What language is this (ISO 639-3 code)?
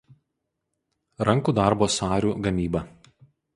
lit